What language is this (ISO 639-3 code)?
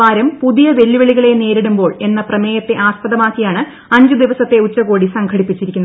mal